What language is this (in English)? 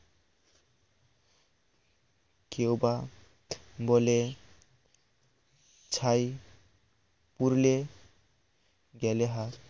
Bangla